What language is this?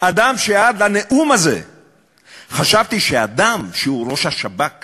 Hebrew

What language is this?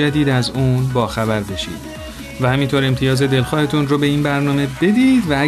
Persian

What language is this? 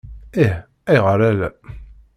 Kabyle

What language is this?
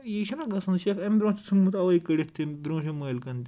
Kashmiri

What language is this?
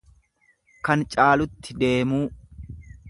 Oromo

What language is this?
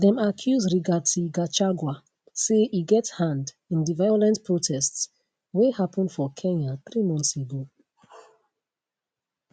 Nigerian Pidgin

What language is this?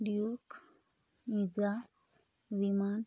Marathi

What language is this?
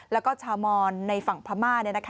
Thai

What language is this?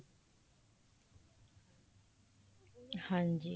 Punjabi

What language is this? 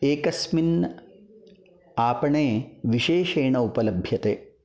Sanskrit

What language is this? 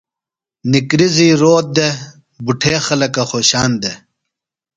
Phalura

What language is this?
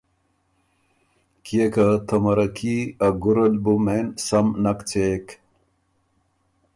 Ormuri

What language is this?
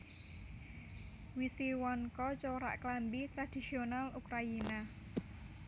Javanese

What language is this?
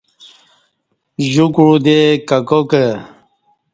Kati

